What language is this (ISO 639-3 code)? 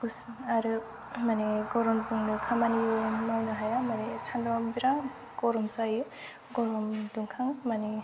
brx